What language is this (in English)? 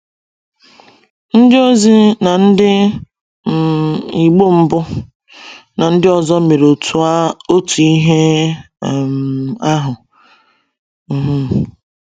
Igbo